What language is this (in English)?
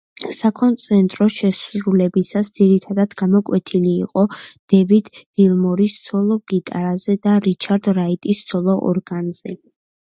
Georgian